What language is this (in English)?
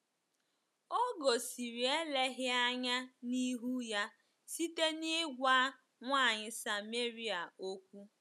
Igbo